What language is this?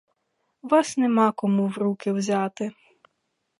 Ukrainian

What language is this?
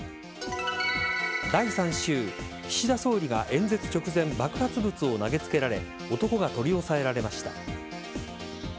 Japanese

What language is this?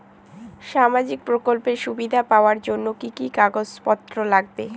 Bangla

